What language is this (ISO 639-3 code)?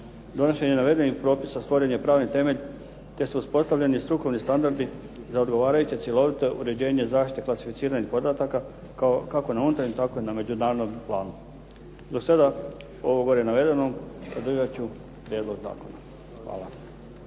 hrv